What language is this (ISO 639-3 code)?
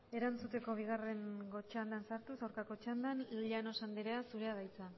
eus